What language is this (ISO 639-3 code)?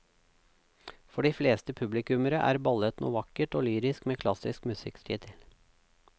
nor